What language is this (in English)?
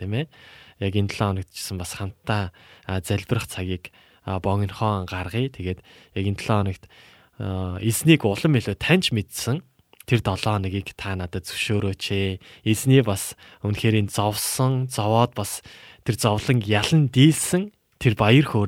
Korean